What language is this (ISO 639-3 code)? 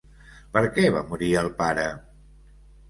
cat